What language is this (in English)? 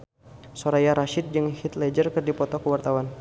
Sundanese